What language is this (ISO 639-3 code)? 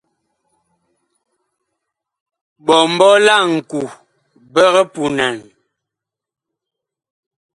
bkh